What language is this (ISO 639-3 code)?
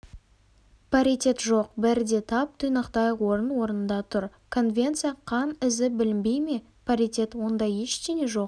kaz